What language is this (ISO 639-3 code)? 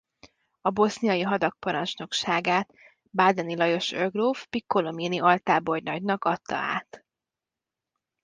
hun